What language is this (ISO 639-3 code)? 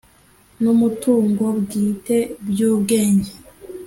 kin